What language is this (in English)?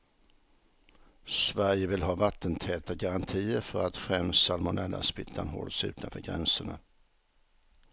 Swedish